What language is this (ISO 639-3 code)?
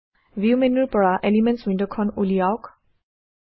asm